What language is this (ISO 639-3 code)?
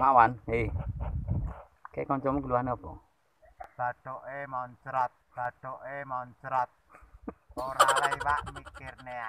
ind